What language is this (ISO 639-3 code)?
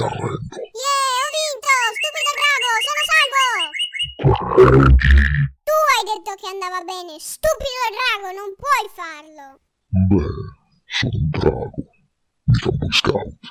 ita